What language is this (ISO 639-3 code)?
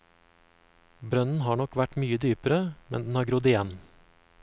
nor